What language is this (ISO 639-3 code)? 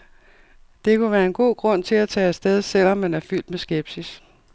dan